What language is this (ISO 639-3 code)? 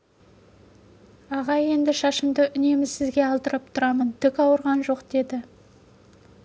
kaz